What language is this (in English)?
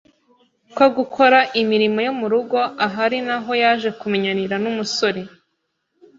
Kinyarwanda